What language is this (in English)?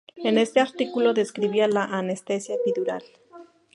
Spanish